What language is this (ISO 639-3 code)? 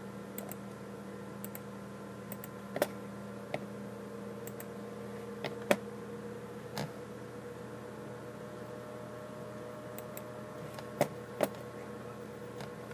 kor